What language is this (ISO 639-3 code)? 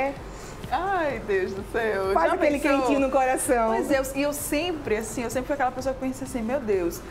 por